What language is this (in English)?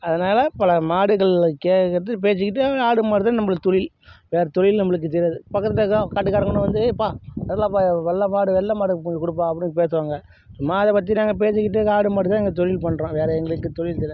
Tamil